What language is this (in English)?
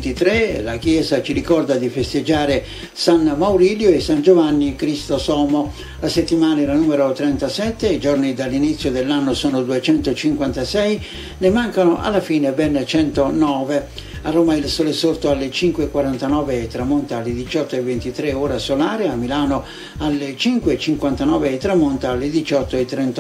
Italian